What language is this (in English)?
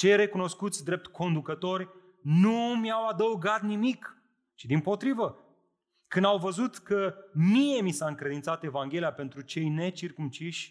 Romanian